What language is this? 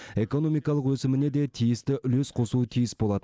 Kazakh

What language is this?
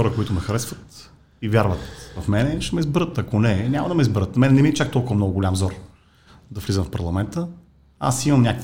Bulgarian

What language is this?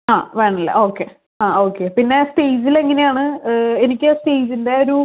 Malayalam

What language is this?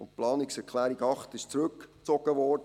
Swiss German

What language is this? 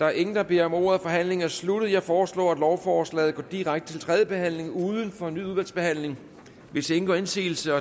Danish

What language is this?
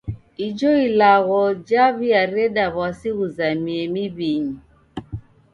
Taita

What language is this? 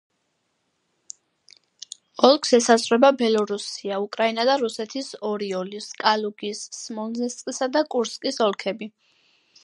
Georgian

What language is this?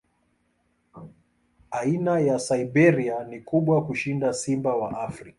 Swahili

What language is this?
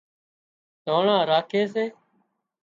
Wadiyara Koli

